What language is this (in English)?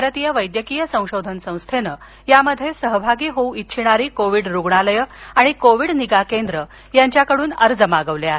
Marathi